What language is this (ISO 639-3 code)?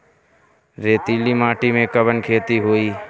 bho